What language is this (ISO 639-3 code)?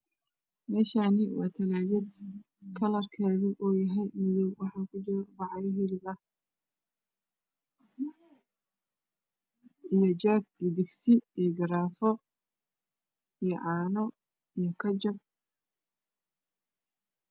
som